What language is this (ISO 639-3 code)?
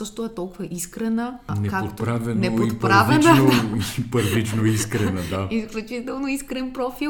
bul